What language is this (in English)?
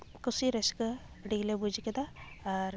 Santali